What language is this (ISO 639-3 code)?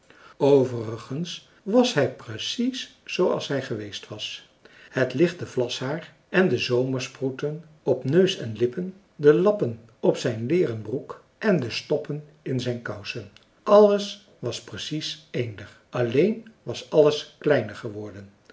nld